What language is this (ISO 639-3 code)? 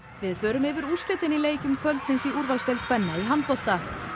isl